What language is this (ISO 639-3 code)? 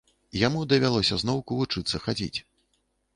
bel